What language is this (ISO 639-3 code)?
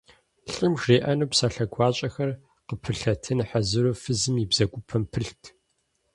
kbd